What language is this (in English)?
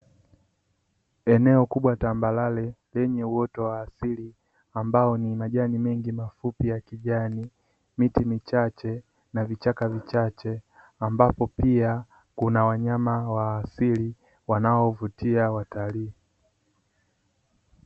Swahili